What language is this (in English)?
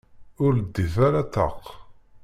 Kabyle